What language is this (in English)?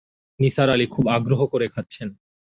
Bangla